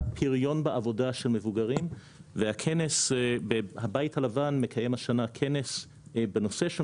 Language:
Hebrew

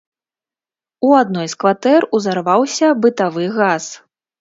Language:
Belarusian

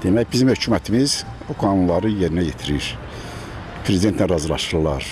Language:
Azerbaijani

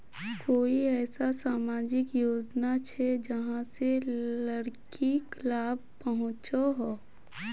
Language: Magahi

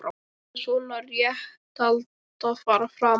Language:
Icelandic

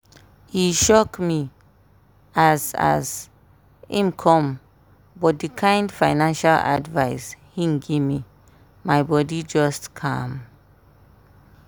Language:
Nigerian Pidgin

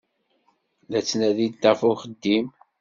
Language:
Kabyle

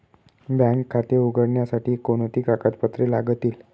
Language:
Marathi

